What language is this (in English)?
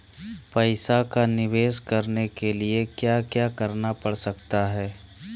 Magahi